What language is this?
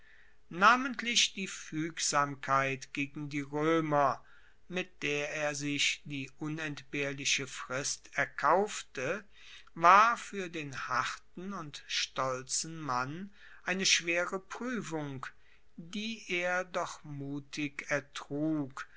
German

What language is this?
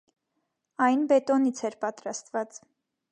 Armenian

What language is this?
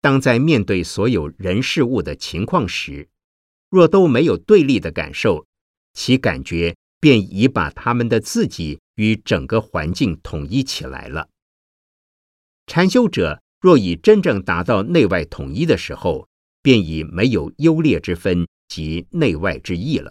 Chinese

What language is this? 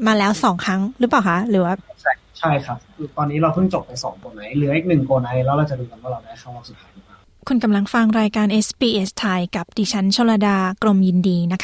Thai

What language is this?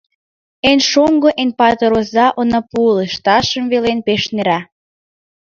Mari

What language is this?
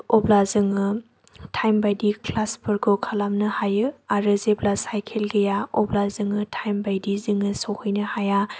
Bodo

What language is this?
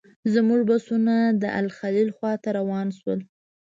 Pashto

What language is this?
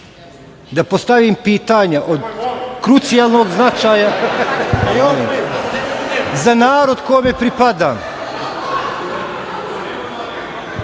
Serbian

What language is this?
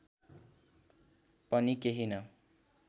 Nepali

